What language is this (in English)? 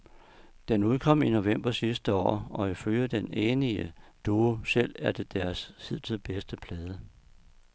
Danish